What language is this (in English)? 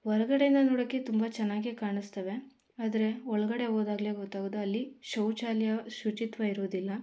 Kannada